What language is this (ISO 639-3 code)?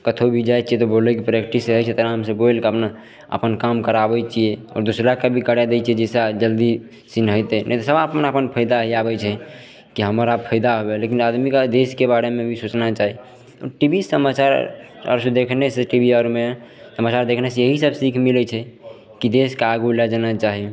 mai